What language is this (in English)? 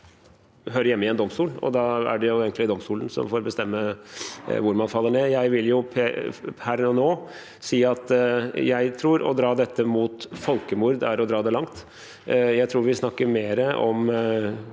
Norwegian